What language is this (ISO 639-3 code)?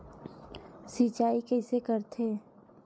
hne